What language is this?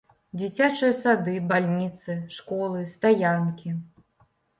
Belarusian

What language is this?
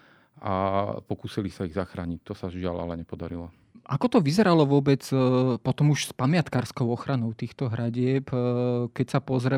Slovak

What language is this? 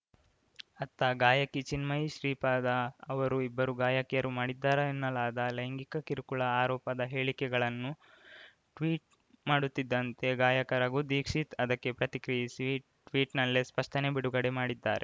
Kannada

